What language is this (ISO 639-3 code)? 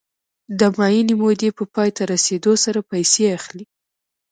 pus